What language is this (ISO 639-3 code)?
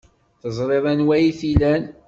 kab